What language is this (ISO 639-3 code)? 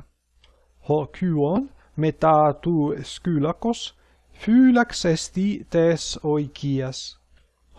ell